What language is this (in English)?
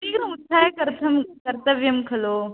Sanskrit